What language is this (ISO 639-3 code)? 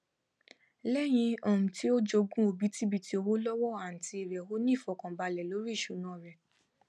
yor